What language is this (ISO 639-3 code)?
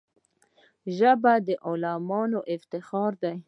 pus